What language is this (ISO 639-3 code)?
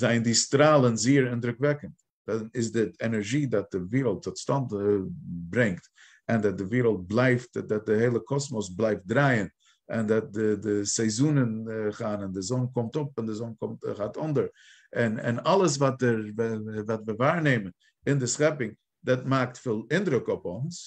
nld